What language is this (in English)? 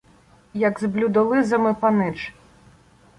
Ukrainian